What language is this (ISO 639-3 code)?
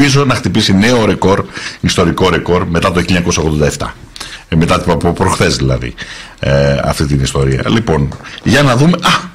ell